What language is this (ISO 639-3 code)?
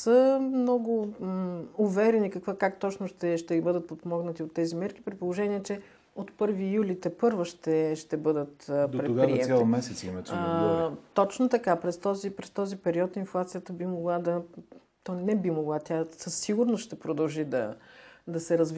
bul